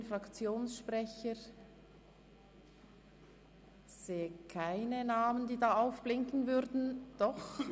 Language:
Swiss German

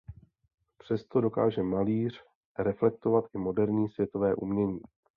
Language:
Czech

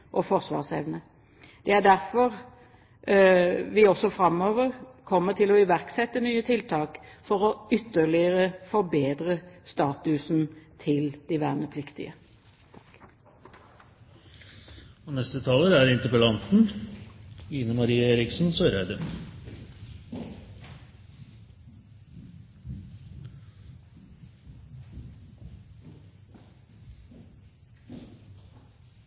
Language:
Norwegian Bokmål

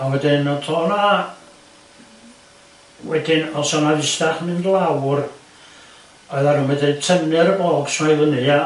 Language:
Welsh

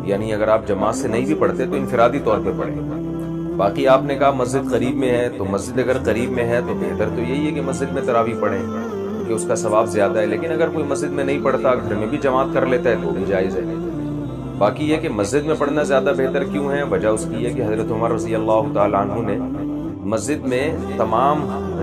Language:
Hindi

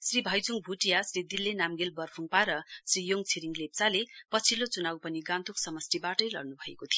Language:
Nepali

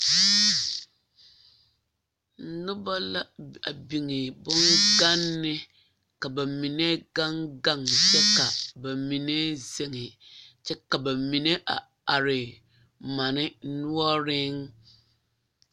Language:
Southern Dagaare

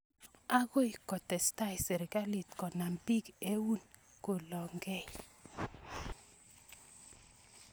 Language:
Kalenjin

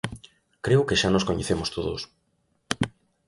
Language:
Galician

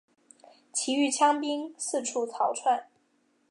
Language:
Chinese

